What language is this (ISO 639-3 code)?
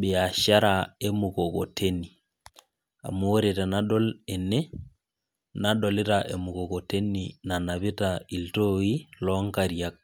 mas